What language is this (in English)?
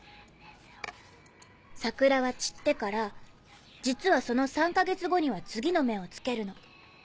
Japanese